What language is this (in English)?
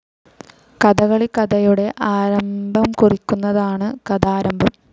Malayalam